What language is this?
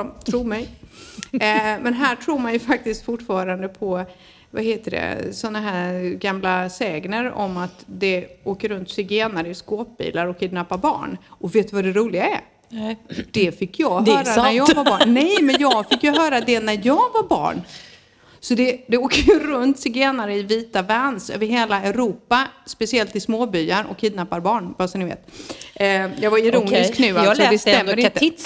Swedish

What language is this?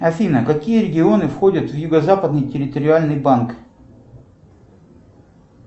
Russian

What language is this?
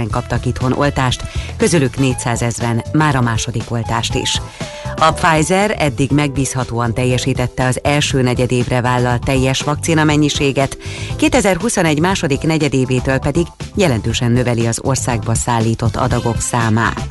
Hungarian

